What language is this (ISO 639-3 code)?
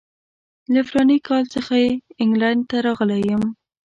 pus